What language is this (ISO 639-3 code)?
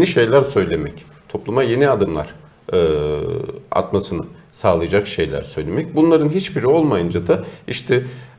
tur